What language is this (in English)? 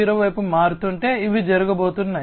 Telugu